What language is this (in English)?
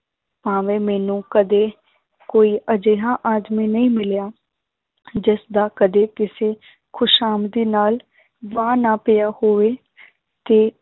Punjabi